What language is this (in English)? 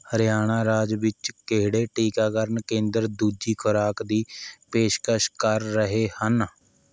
Punjabi